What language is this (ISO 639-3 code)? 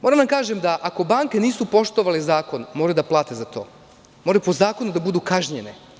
srp